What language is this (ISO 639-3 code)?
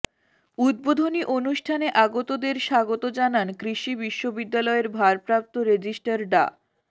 ben